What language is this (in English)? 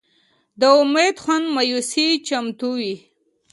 Pashto